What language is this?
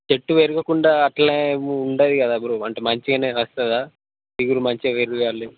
Telugu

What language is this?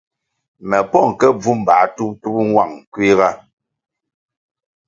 Kwasio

